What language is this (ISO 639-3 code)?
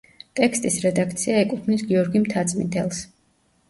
kat